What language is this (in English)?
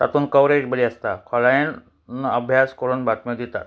Konkani